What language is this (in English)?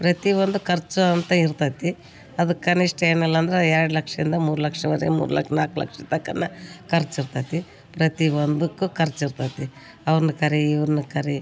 Kannada